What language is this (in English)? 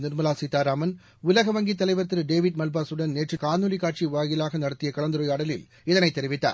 Tamil